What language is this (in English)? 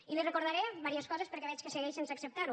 Catalan